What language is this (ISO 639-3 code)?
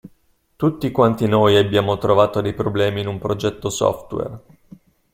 ita